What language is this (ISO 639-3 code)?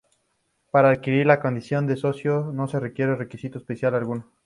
spa